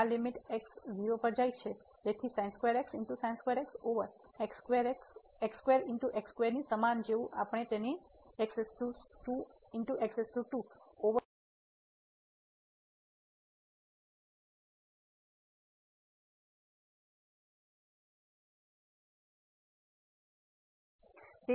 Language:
Gujarati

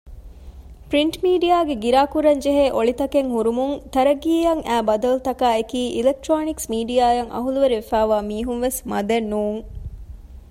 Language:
Divehi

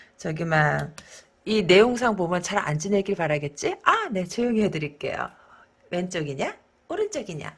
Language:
Korean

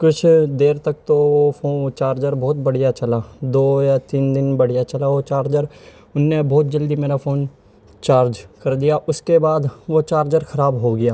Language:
Urdu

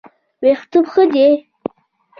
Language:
Pashto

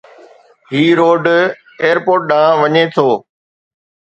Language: Sindhi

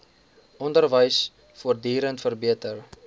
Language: Afrikaans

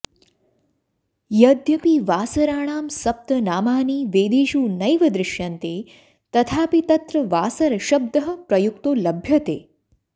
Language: Sanskrit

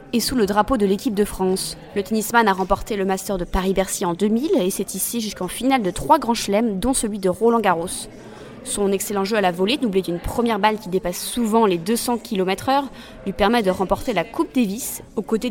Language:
French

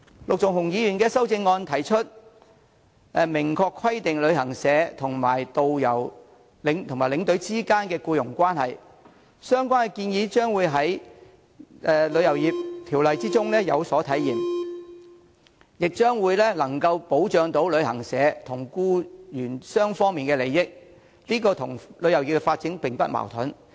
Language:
Cantonese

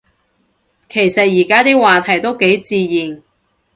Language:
Cantonese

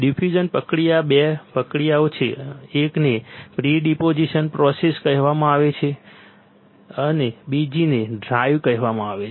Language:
Gujarati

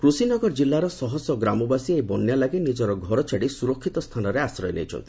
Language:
Odia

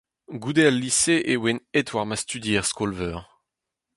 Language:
Breton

